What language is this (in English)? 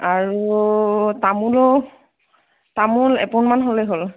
Assamese